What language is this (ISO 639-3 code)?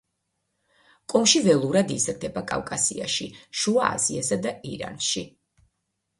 kat